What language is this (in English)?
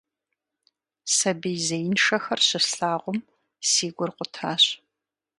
Kabardian